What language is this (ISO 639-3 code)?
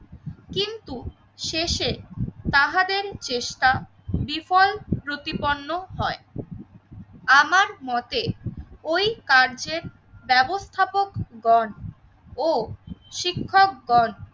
ben